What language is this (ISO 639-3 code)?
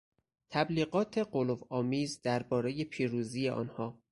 fas